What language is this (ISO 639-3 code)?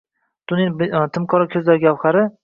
uzb